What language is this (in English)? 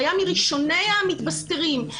Hebrew